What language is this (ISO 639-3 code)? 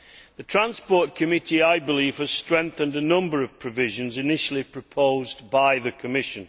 eng